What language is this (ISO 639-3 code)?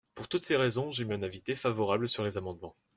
fra